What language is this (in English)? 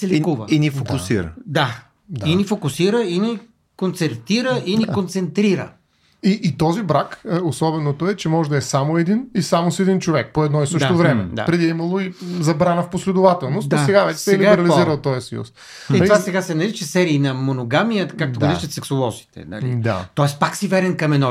Bulgarian